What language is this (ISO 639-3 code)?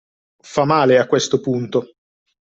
ita